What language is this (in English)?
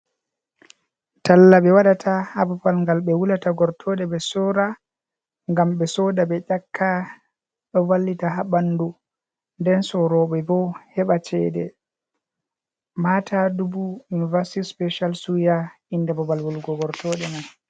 Fula